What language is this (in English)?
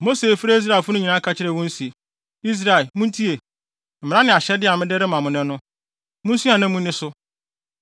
Akan